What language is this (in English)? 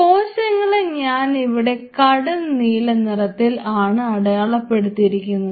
Malayalam